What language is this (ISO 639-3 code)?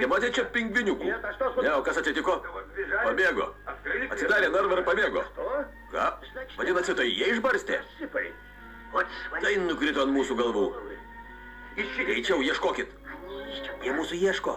lit